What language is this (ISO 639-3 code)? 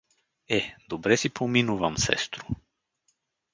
bul